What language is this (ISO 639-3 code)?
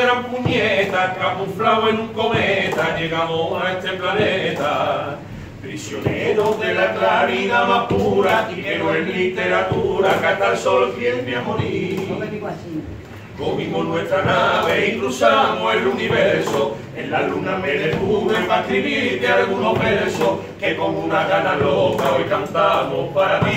spa